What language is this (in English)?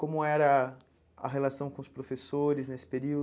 Portuguese